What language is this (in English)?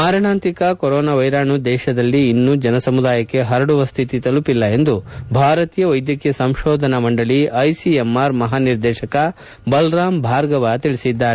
Kannada